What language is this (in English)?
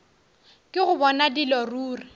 Northern Sotho